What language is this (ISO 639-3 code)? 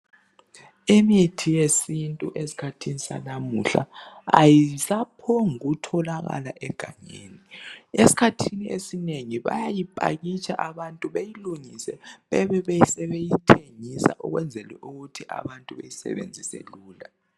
nde